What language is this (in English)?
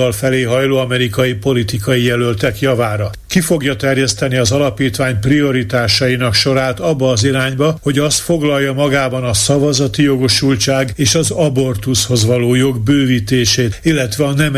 Hungarian